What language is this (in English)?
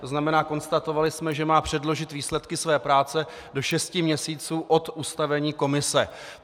Czech